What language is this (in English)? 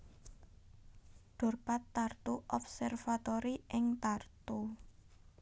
Javanese